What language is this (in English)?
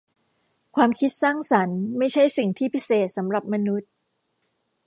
Thai